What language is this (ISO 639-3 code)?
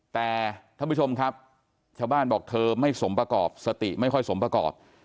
tha